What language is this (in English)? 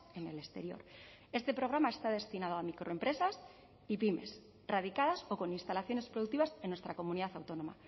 Spanish